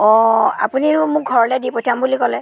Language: Assamese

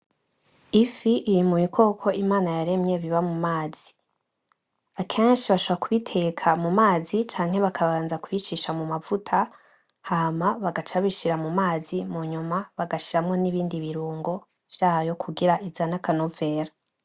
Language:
Rundi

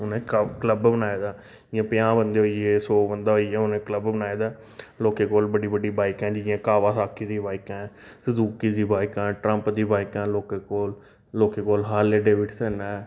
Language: Dogri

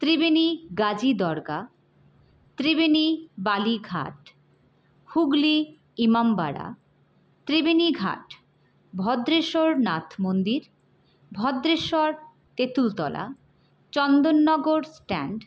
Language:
Bangla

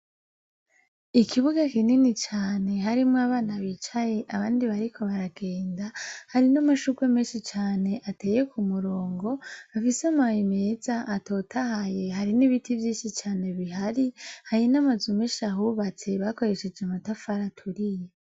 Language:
Rundi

